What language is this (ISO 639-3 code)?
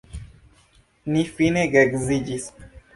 epo